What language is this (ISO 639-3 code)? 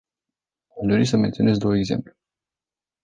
ron